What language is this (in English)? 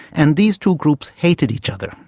English